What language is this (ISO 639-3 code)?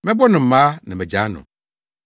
aka